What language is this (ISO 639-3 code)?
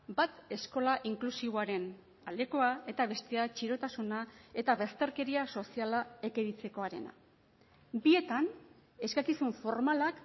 eus